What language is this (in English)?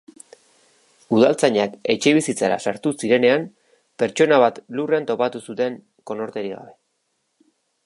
Basque